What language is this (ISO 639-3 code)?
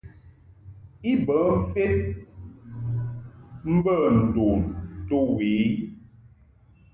mhk